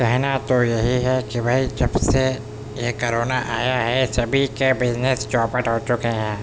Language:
Urdu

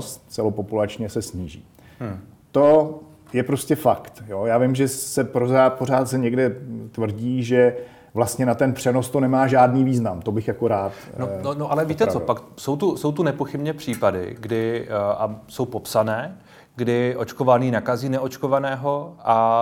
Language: Czech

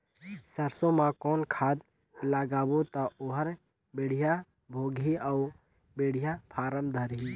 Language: Chhattisgarhi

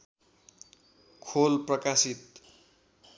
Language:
Nepali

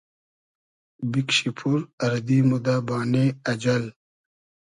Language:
Hazaragi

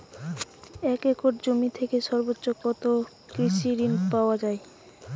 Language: Bangla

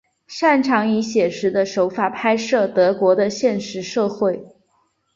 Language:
Chinese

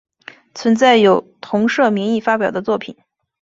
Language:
Chinese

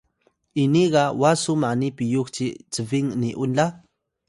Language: Atayal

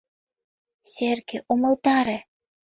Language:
Mari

